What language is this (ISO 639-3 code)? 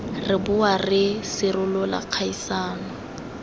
tsn